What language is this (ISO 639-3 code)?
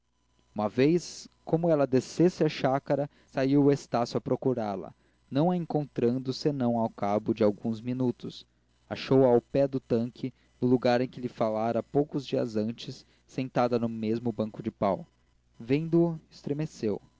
por